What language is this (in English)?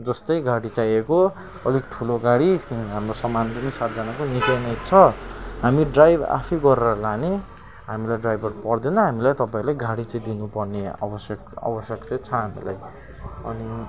Nepali